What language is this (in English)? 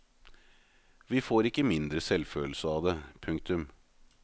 Norwegian